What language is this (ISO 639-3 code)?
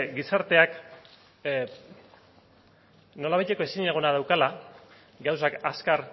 eus